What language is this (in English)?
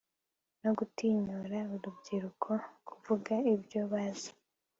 Kinyarwanda